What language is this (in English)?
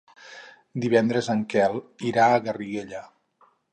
Catalan